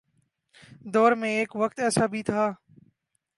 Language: Urdu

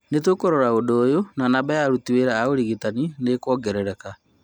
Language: Kikuyu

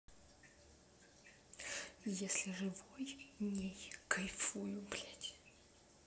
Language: Russian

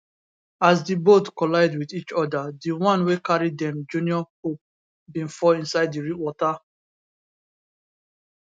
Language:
Nigerian Pidgin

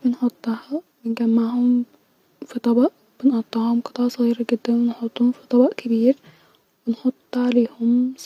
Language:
Egyptian Arabic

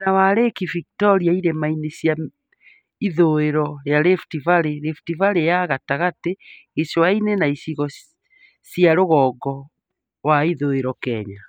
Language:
Kikuyu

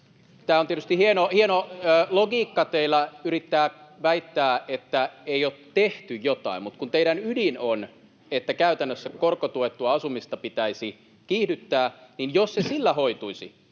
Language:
Finnish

